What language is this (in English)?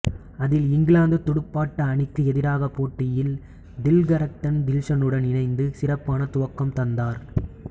Tamil